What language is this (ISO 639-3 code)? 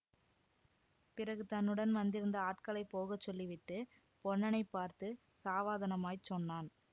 tam